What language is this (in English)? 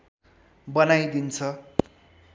Nepali